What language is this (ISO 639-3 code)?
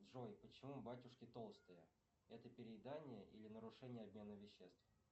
rus